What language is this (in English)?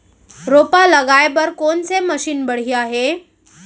Chhattisgarhi